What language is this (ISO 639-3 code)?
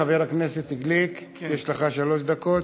heb